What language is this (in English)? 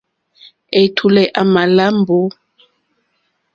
Mokpwe